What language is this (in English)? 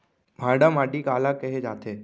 Chhattisgarhi